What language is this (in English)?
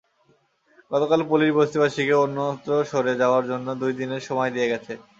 Bangla